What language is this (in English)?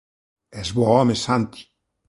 Galician